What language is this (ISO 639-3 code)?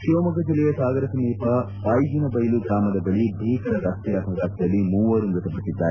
kan